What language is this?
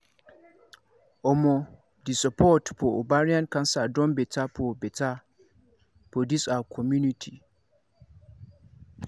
Nigerian Pidgin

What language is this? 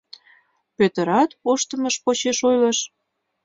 Mari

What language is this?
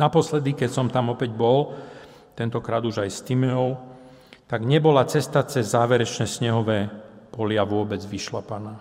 Slovak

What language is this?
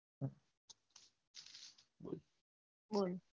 Gujarati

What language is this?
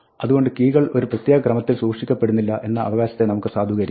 Malayalam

